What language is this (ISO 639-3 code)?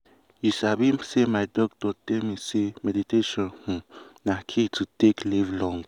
pcm